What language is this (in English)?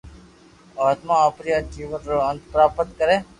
Loarki